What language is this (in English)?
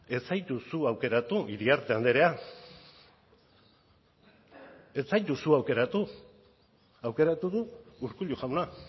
Basque